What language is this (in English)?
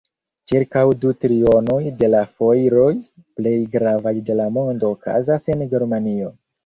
Esperanto